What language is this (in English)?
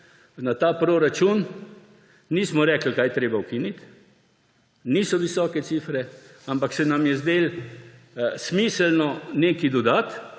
Slovenian